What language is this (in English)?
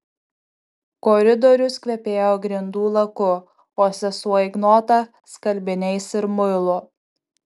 Lithuanian